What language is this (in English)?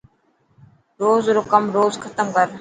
Dhatki